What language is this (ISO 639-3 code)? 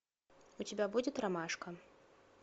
rus